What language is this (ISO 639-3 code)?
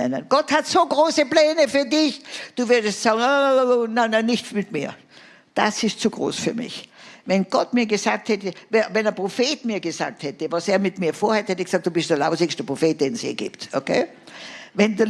deu